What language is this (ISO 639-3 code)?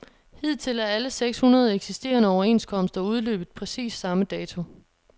dan